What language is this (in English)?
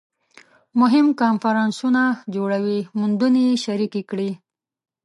Pashto